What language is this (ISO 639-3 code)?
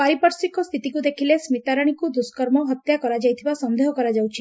ori